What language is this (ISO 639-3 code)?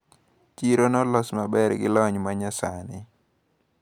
luo